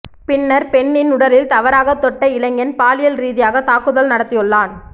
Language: Tamil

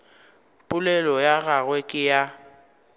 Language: Northern Sotho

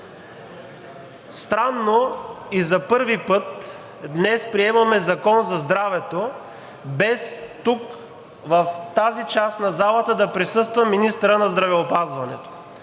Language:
Bulgarian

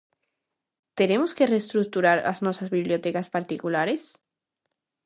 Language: Galician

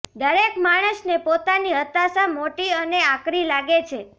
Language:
Gujarati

